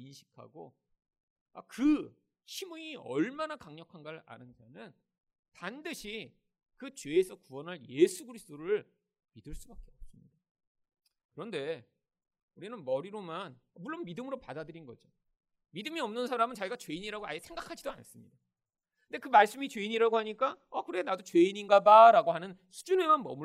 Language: Korean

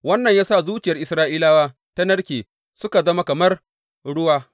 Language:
Hausa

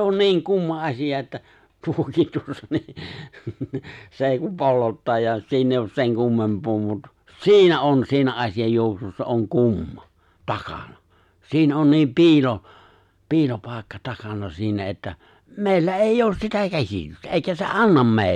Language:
Finnish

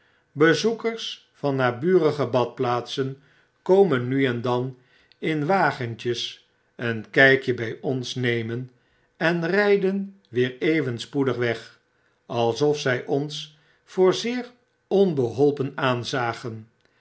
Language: Dutch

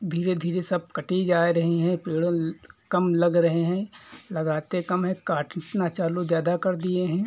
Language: Hindi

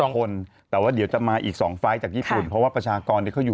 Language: Thai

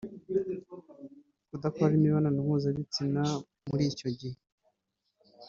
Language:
Kinyarwanda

